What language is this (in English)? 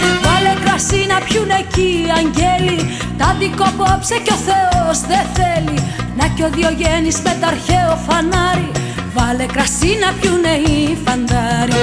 Greek